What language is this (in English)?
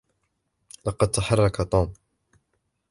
Arabic